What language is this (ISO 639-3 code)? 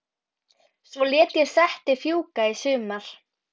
isl